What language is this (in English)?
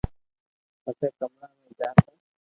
Loarki